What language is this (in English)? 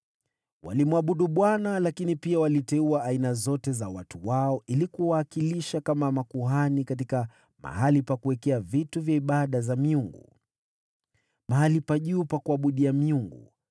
Swahili